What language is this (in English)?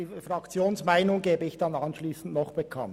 Swiss German